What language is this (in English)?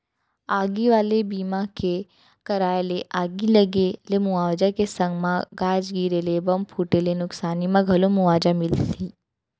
Chhattisgarhi